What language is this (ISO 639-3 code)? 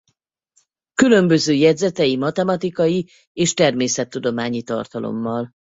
hun